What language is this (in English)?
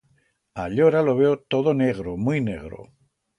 Aragonese